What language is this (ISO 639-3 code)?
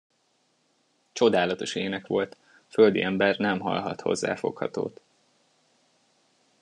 hun